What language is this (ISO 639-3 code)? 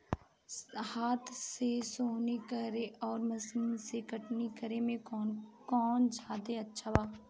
bho